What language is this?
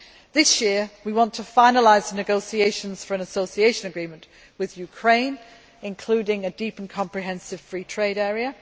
English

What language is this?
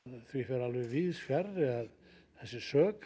Icelandic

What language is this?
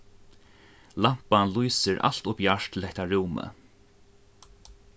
Faroese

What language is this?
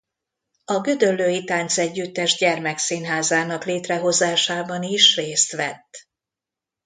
Hungarian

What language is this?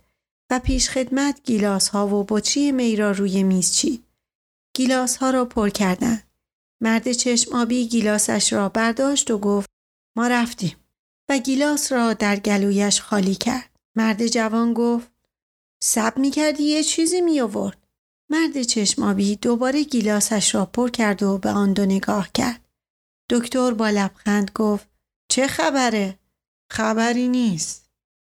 Persian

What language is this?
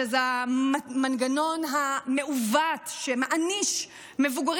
Hebrew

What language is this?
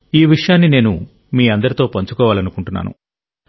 Telugu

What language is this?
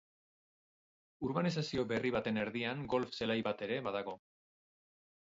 Basque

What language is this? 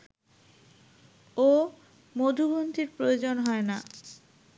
Bangla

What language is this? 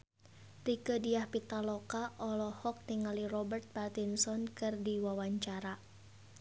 Sundanese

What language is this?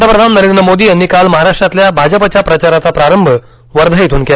Marathi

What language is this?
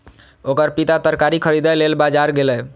Maithili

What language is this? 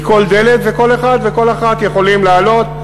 Hebrew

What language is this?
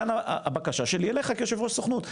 Hebrew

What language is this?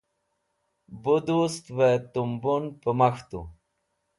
Wakhi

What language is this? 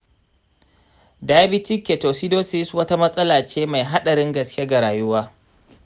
Hausa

